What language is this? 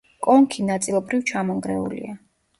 Georgian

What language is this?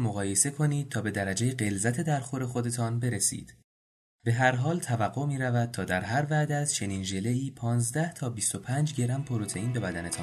Persian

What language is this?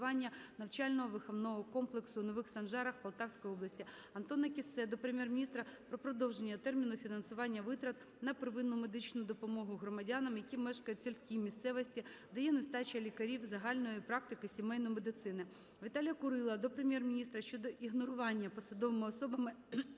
Ukrainian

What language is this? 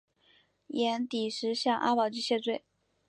Chinese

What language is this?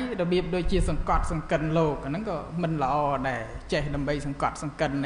Thai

